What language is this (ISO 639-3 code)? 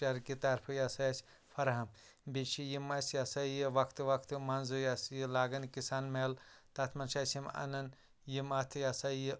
kas